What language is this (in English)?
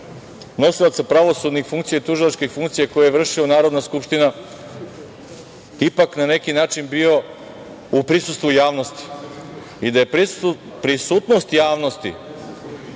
Serbian